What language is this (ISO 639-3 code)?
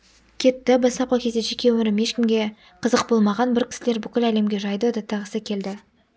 kaz